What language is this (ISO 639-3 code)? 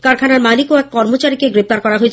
ben